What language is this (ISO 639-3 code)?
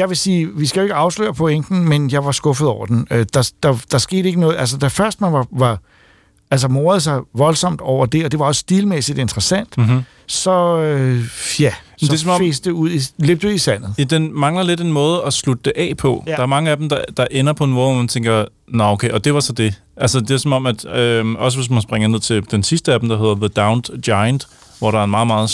dan